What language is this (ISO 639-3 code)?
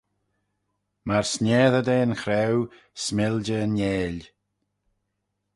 glv